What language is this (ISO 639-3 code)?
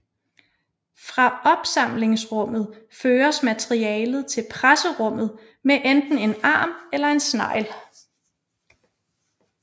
dan